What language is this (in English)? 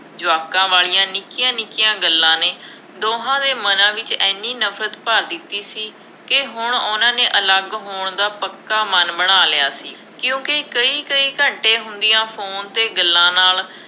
Punjabi